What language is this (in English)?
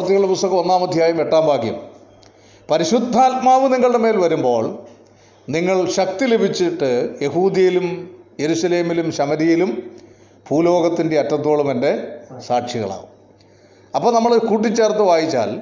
Malayalam